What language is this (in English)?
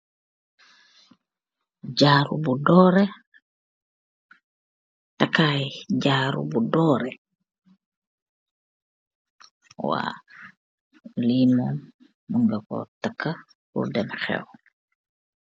Wolof